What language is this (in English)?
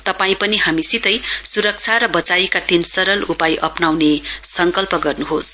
Nepali